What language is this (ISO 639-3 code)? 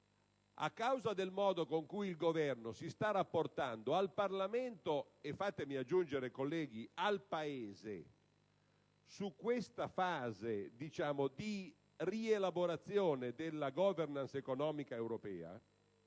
ita